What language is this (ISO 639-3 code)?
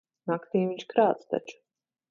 lav